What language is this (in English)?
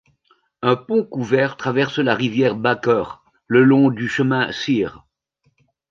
French